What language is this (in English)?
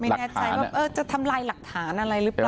Thai